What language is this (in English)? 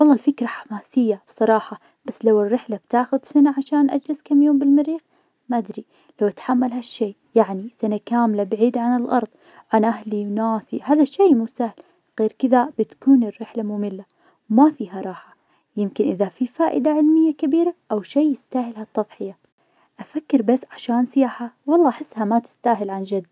Najdi Arabic